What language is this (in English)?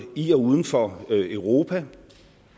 Danish